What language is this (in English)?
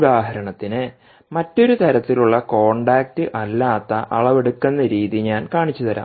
Malayalam